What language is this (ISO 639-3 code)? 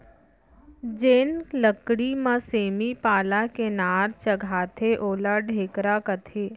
hne